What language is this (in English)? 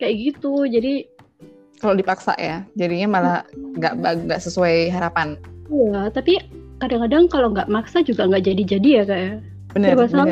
Indonesian